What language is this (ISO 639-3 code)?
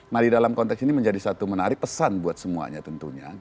ind